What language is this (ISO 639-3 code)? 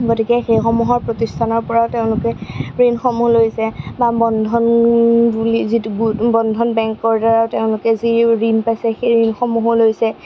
asm